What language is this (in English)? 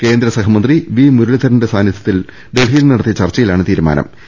Malayalam